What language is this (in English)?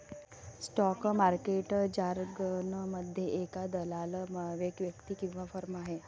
Marathi